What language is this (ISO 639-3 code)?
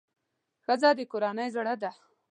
pus